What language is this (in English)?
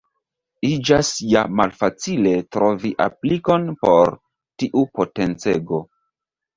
Esperanto